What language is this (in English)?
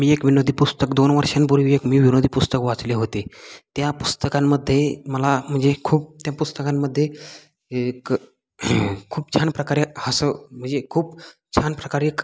Marathi